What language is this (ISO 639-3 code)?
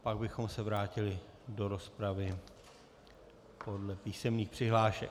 ces